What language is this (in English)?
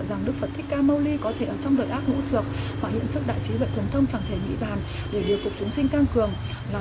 Vietnamese